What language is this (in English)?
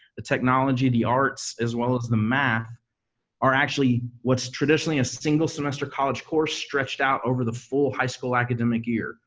English